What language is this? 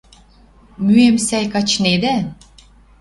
Western Mari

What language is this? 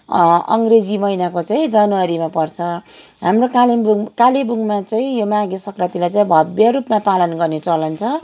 Nepali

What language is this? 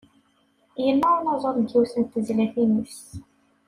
Kabyle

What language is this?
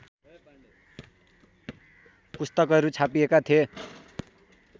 Nepali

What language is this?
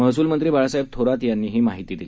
Marathi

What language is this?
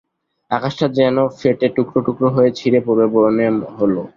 Bangla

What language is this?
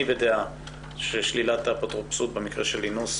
Hebrew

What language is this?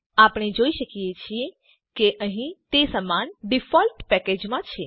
Gujarati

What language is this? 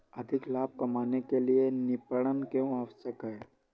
Hindi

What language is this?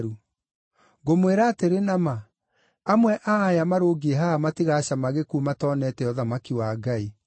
Kikuyu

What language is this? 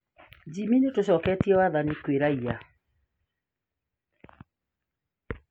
Kikuyu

